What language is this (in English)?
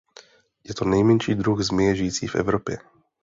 Czech